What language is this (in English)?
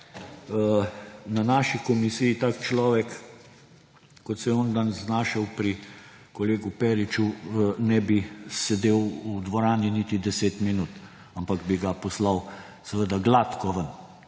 Slovenian